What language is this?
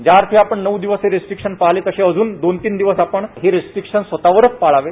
Marathi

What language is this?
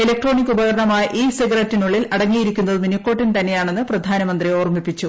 Malayalam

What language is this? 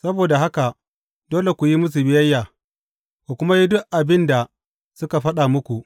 Hausa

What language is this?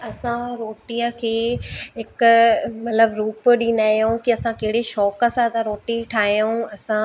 Sindhi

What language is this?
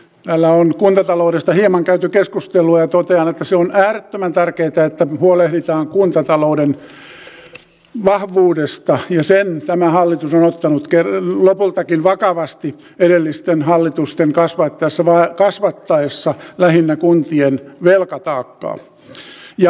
Finnish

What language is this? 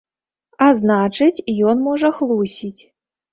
Belarusian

